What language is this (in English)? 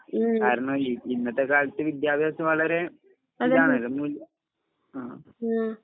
Malayalam